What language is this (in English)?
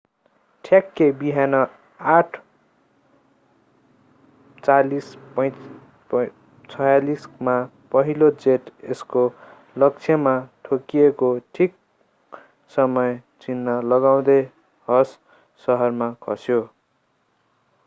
Nepali